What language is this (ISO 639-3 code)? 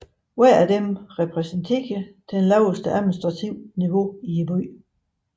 dan